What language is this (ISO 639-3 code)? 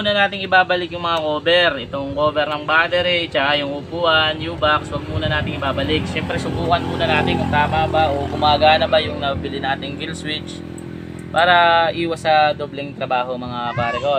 fil